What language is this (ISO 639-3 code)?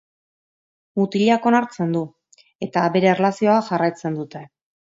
eus